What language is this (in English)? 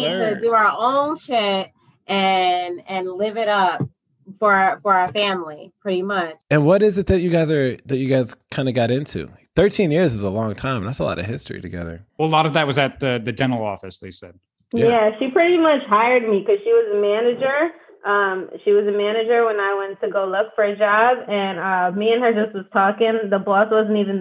English